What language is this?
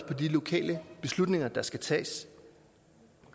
Danish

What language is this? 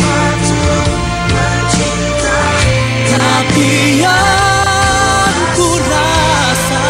Indonesian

